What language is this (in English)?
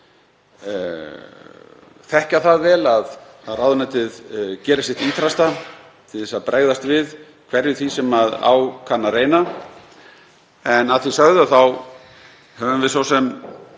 Icelandic